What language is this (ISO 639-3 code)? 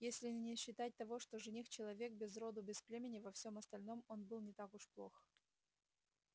rus